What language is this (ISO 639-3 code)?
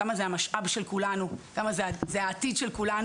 heb